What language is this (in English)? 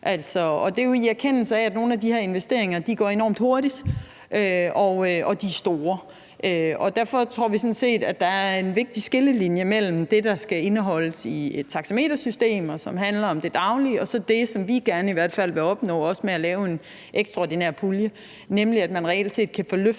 Danish